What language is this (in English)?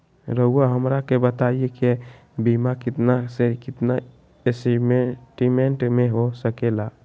Magahi